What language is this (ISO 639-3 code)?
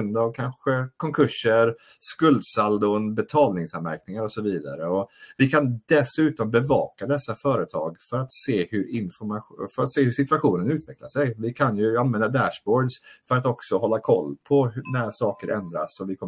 swe